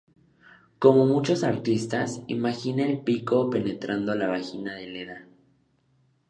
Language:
Spanish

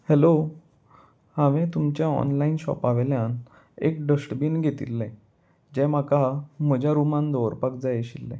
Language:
Konkani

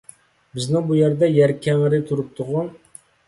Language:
Uyghur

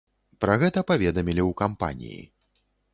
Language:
Belarusian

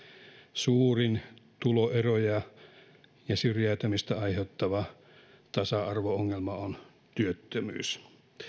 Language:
Finnish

